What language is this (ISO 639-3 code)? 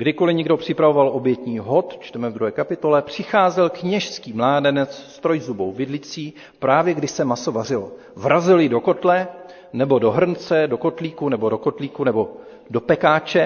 ces